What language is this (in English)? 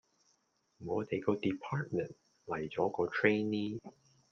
Cantonese